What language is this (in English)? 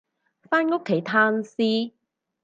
Cantonese